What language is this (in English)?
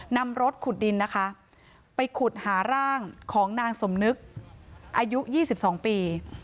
Thai